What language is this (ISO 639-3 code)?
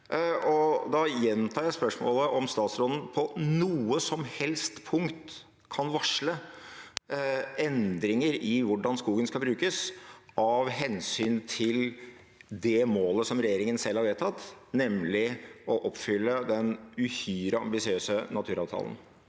nor